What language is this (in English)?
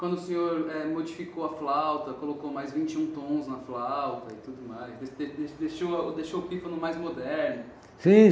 Portuguese